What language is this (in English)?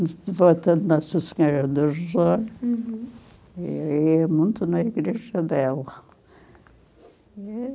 Portuguese